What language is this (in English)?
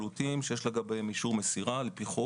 Hebrew